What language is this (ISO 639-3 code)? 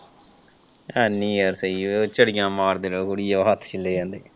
pan